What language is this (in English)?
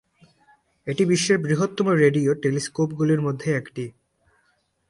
Bangla